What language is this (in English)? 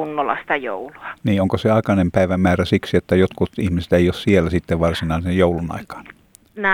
Finnish